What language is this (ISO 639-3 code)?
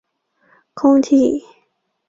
zho